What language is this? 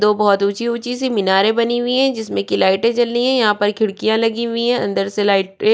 Hindi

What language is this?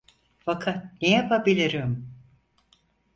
Turkish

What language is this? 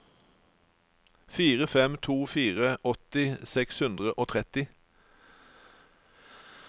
Norwegian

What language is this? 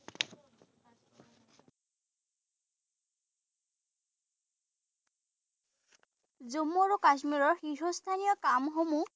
Assamese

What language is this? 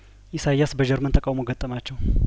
Amharic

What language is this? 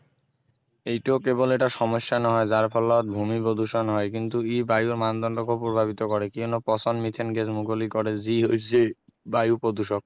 Assamese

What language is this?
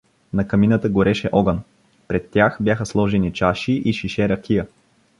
Bulgarian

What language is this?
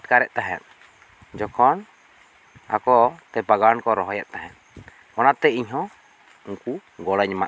Santali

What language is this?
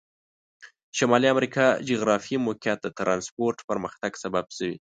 Pashto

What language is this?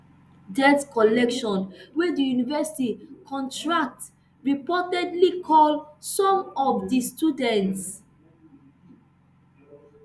Nigerian Pidgin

